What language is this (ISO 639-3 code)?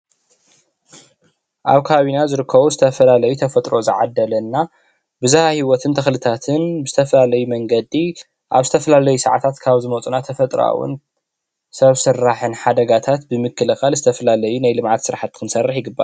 tir